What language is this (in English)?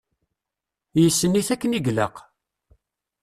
Kabyle